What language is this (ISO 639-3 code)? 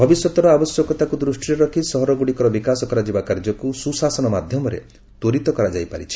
ori